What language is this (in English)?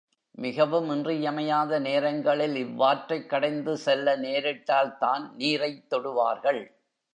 Tamil